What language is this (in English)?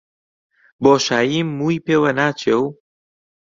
Central Kurdish